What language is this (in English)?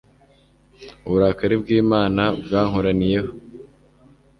Kinyarwanda